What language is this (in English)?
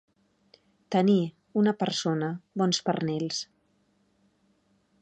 Catalan